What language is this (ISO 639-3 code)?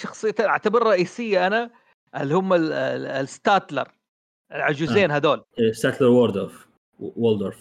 ara